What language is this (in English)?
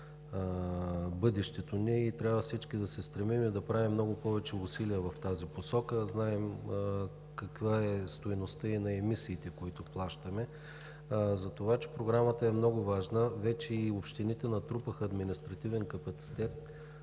Bulgarian